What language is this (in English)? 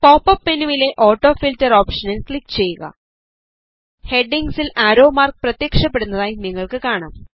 Malayalam